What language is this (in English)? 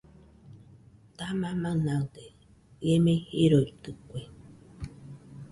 Nüpode Huitoto